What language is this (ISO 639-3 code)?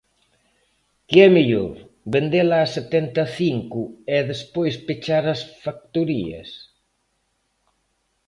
glg